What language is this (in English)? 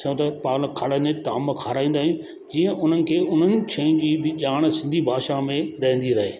Sindhi